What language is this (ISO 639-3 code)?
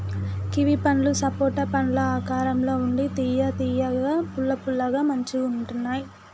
tel